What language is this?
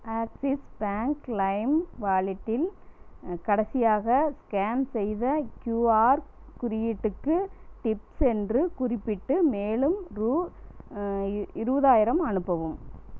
Tamil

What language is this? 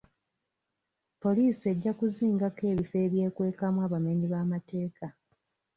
Ganda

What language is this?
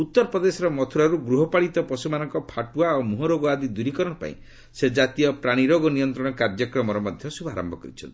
Odia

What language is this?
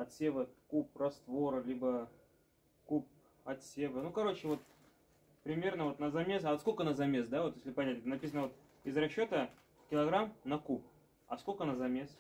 Russian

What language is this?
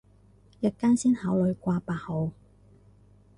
Cantonese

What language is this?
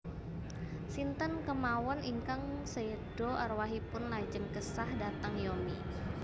Javanese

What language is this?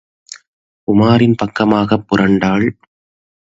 Tamil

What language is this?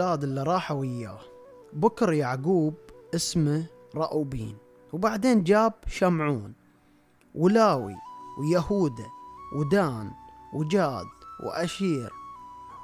Arabic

